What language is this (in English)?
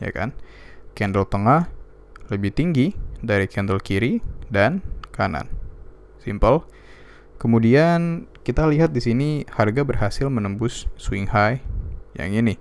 Indonesian